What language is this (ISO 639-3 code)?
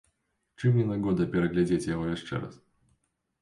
bel